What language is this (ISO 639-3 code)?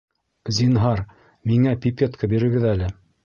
bak